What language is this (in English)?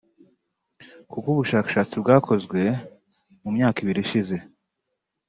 Kinyarwanda